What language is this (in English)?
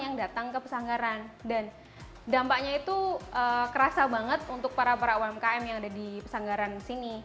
Indonesian